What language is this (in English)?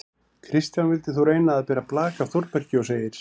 Icelandic